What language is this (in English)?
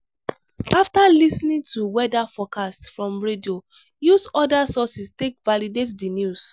Nigerian Pidgin